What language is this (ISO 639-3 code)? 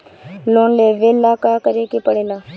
bho